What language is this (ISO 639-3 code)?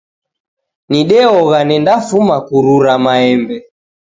dav